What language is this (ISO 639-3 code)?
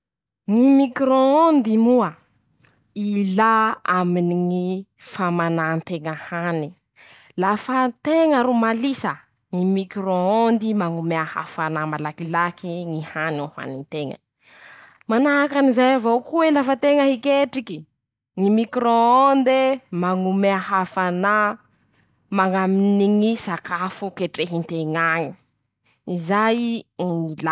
msh